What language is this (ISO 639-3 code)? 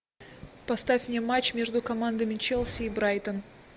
rus